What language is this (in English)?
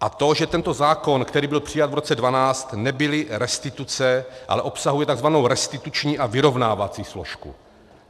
Czech